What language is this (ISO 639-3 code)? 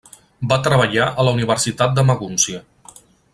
cat